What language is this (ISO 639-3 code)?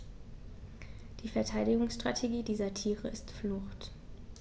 deu